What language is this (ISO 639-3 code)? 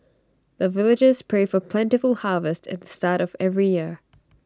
eng